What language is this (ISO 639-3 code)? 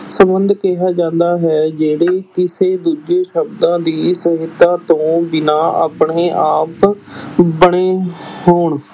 pan